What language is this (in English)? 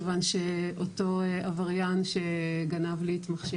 Hebrew